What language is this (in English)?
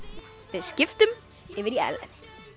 Icelandic